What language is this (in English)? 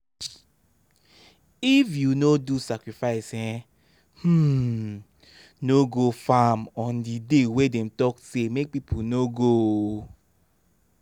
Nigerian Pidgin